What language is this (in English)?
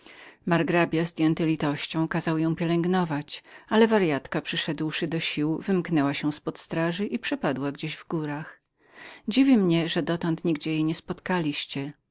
Polish